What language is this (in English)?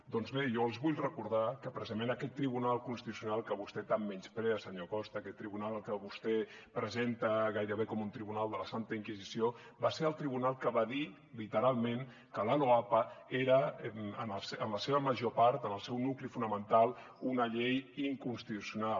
Catalan